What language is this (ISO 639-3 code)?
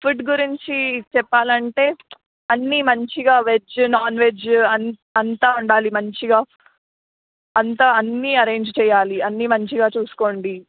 tel